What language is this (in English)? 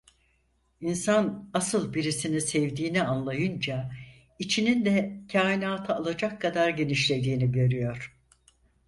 Turkish